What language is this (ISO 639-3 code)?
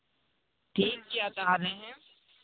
sat